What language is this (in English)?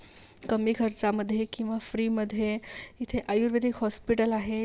Marathi